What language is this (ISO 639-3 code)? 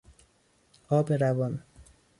fas